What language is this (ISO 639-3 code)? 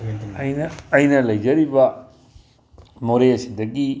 mni